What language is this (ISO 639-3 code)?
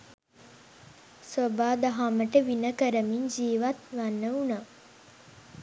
sin